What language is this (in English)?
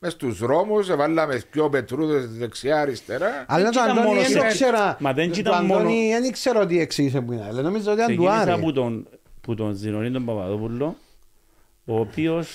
Greek